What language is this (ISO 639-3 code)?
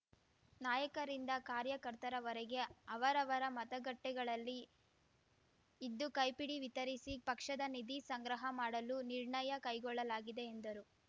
kan